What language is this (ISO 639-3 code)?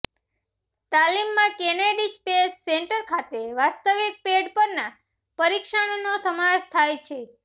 guj